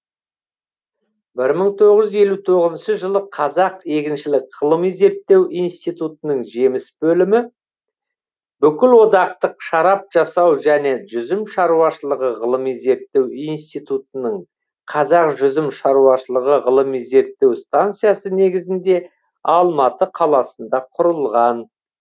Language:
Kazakh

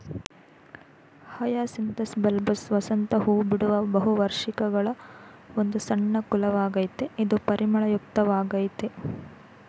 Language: Kannada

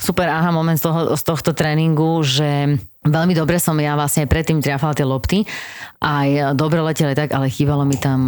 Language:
Slovak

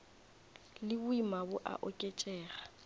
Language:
Northern Sotho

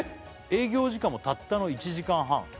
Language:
Japanese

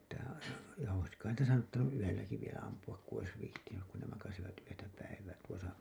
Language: Finnish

